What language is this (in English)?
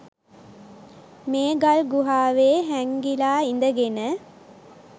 Sinhala